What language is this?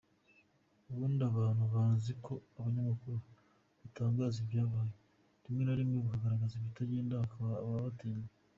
Kinyarwanda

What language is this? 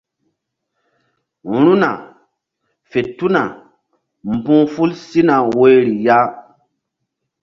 Mbum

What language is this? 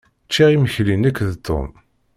Kabyle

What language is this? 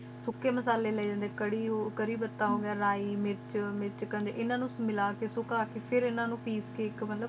Punjabi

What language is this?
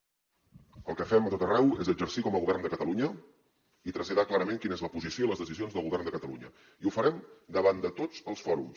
Catalan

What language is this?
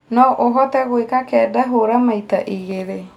Kikuyu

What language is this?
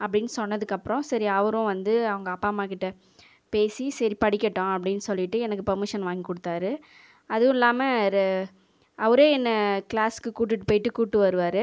Tamil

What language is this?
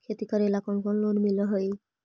Magahi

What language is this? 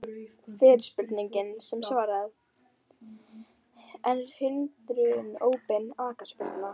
Icelandic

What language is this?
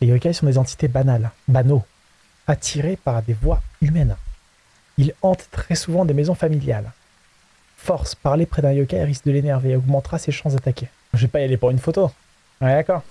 French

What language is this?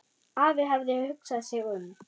Icelandic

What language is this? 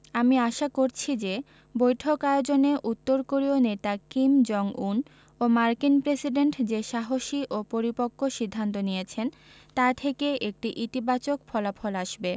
Bangla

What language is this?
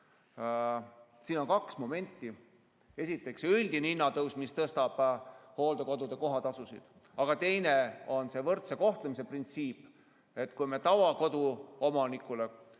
Estonian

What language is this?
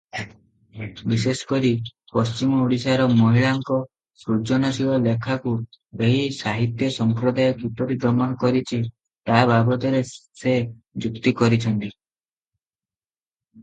Odia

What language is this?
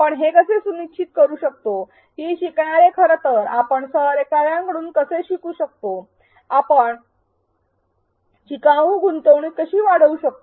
Marathi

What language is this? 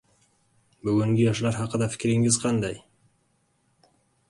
Uzbek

